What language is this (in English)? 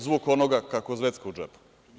Serbian